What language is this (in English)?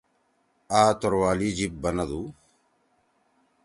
Torwali